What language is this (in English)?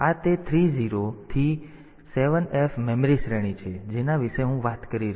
Gujarati